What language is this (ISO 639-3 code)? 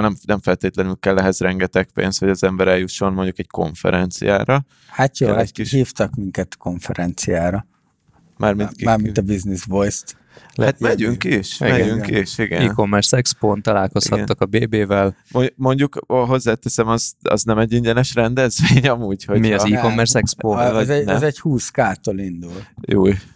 hun